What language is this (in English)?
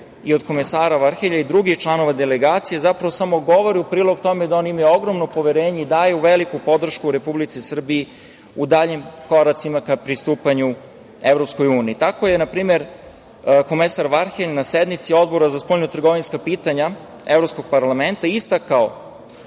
Serbian